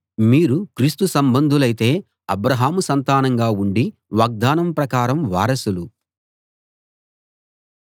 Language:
Telugu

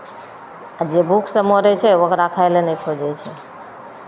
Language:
Maithili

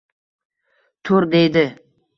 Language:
Uzbek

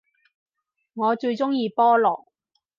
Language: Cantonese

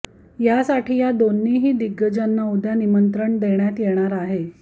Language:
Marathi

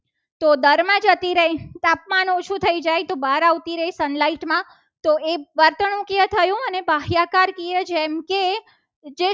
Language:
Gujarati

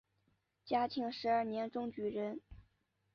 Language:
Chinese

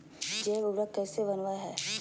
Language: Magahi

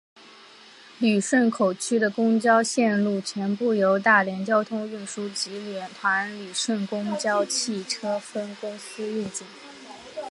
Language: Chinese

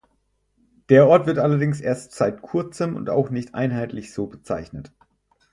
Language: German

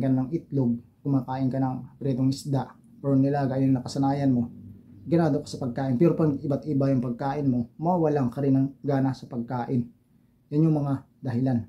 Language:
Filipino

